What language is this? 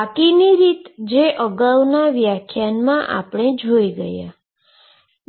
Gujarati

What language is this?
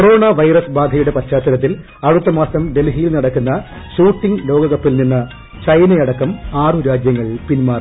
Malayalam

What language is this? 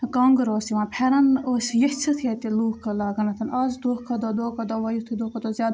Kashmiri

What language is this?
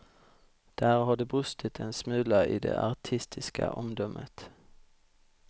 Swedish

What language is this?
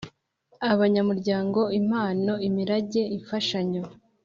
Kinyarwanda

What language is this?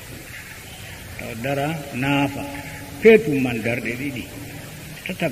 Arabic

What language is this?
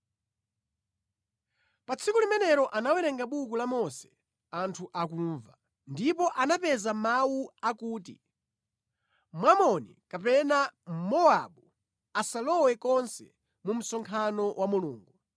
Nyanja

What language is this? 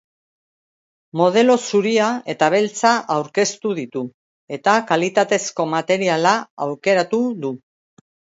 Basque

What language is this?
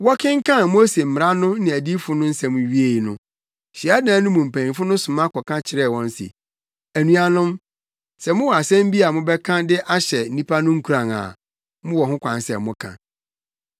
Akan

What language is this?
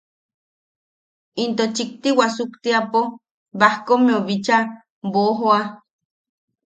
Yaqui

